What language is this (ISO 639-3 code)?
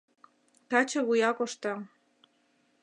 chm